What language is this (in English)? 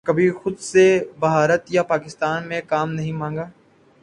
Urdu